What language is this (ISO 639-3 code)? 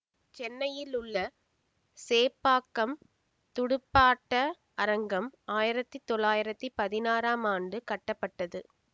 tam